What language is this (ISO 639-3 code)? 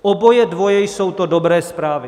ces